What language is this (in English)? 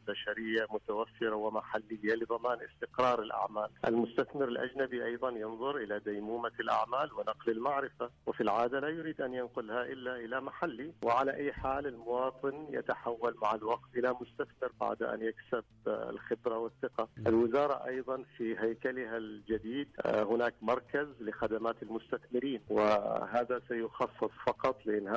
Arabic